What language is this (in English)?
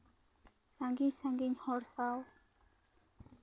Santali